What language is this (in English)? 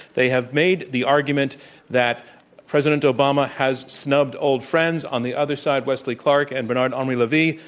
English